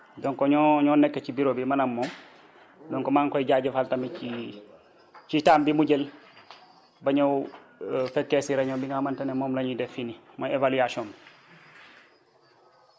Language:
Wolof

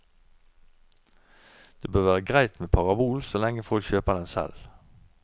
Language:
Norwegian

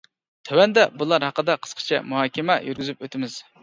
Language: Uyghur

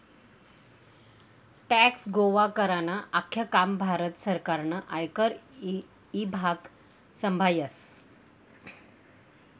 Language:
Marathi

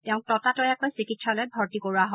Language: Assamese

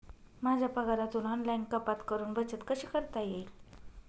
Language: Marathi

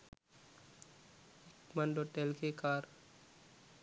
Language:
Sinhala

